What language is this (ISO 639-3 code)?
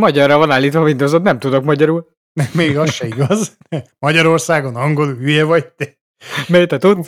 hun